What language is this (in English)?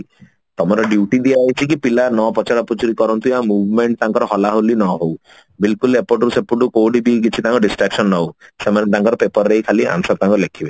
Odia